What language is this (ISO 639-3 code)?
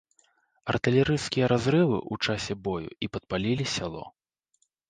bel